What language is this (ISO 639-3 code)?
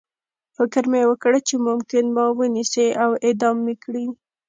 pus